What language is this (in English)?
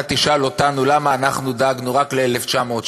Hebrew